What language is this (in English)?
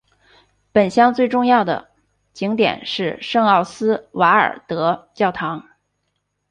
Chinese